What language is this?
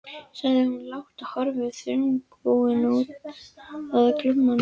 Icelandic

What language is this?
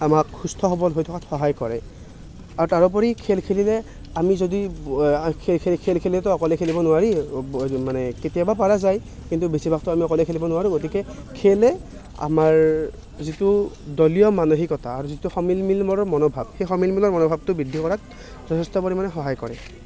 Assamese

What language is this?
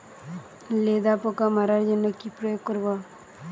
Bangla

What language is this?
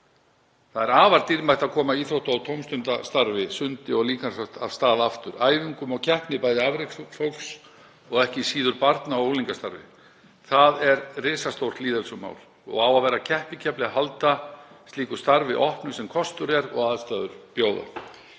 Icelandic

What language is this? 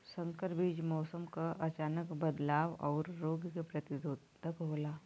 Bhojpuri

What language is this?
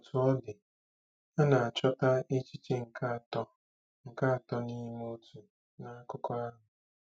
Igbo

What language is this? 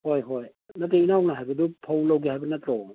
Manipuri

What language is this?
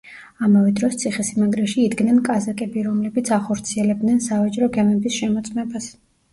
Georgian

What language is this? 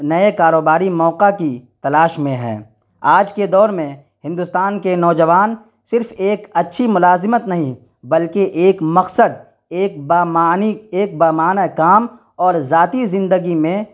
Urdu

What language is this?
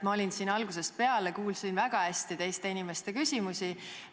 Estonian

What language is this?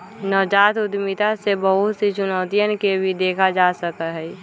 Magahi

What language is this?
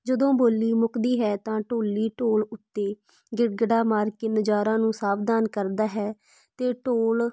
Punjabi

